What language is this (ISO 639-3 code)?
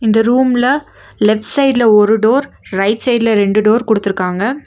tam